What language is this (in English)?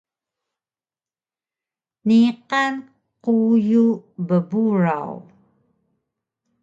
Taroko